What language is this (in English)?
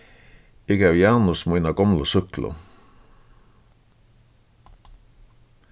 Faroese